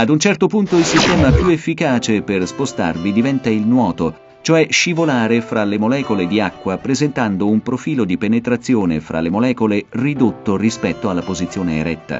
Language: Italian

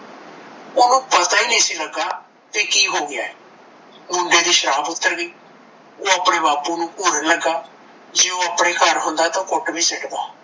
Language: Punjabi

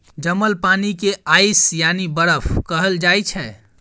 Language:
Maithili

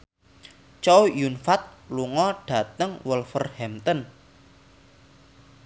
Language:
Javanese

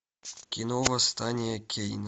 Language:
Russian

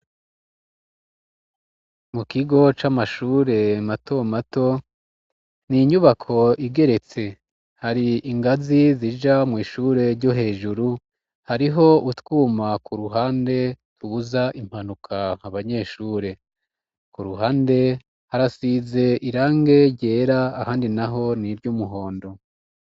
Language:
Rundi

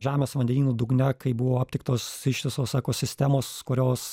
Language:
Lithuanian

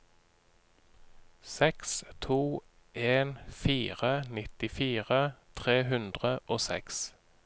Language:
Norwegian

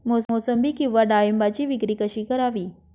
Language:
Marathi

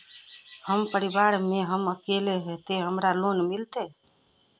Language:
Magahi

